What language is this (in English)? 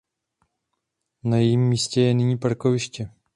Czech